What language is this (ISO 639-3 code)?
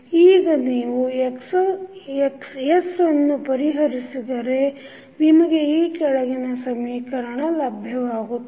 kan